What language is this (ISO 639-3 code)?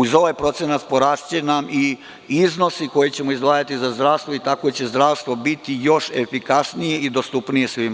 srp